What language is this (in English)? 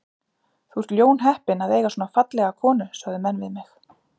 Icelandic